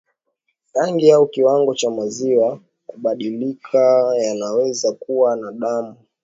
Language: Swahili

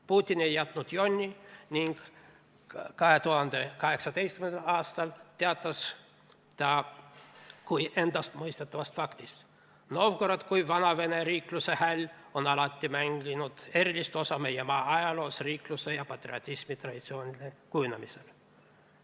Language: Estonian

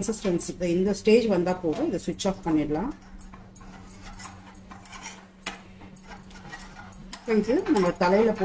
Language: Italian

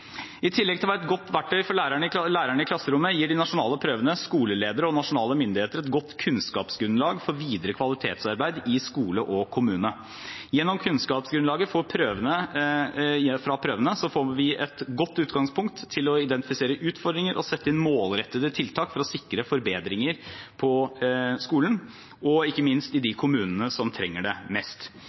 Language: Norwegian Bokmål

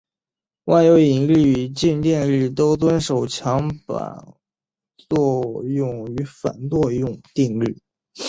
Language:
Chinese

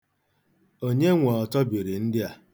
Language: Igbo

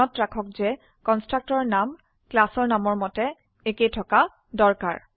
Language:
Assamese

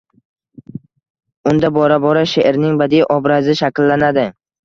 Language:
Uzbek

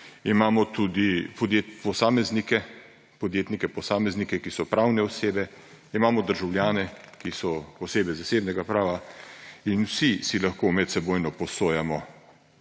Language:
Slovenian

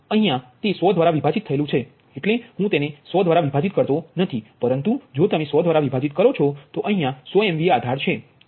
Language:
Gujarati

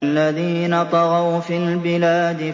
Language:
Arabic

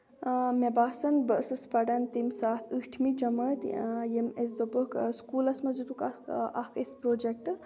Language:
Kashmiri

